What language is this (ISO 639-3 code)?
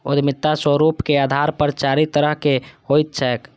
mai